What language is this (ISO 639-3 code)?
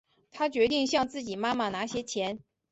zho